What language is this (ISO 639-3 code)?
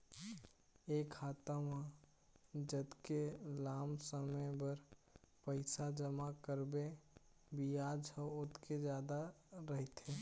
hne